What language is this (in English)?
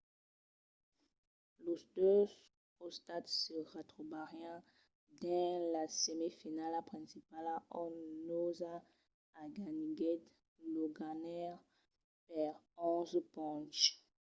Occitan